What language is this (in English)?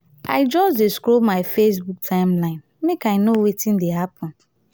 Nigerian Pidgin